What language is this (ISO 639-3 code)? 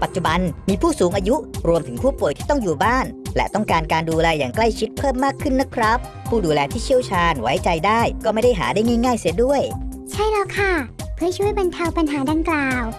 tha